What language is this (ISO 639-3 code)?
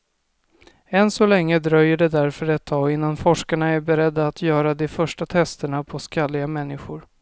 swe